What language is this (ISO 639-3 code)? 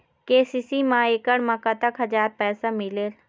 hne